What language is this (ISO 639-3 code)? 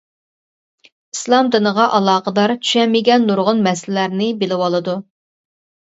uig